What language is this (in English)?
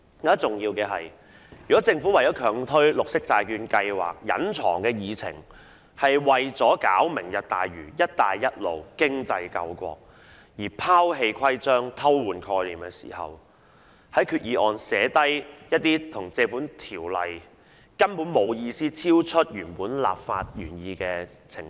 Cantonese